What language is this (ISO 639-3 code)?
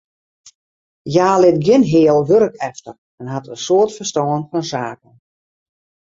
fry